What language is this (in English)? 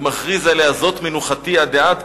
Hebrew